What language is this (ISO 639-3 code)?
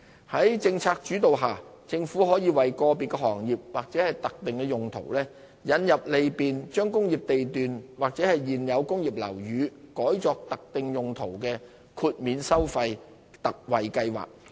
yue